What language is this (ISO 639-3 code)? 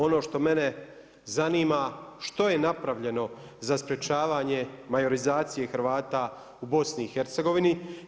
hrv